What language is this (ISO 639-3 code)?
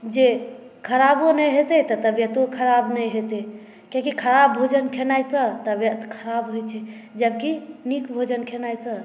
mai